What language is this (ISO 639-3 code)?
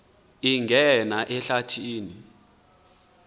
xho